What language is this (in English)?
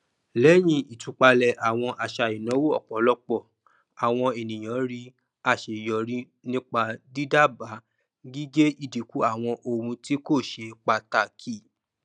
Yoruba